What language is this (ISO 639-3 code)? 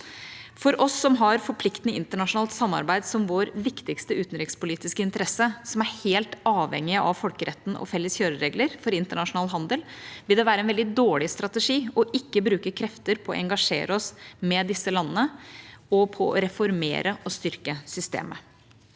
nor